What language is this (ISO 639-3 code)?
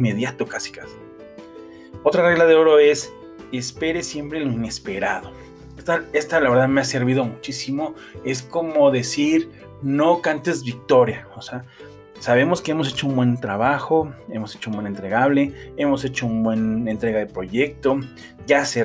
spa